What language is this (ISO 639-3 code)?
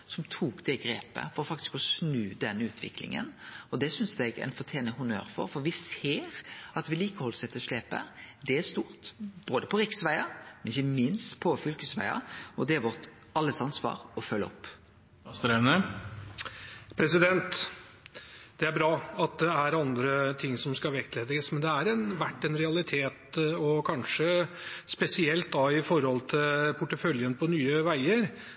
nor